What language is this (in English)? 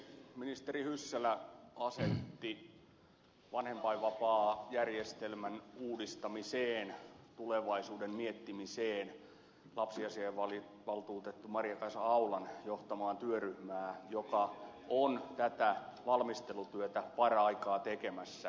Finnish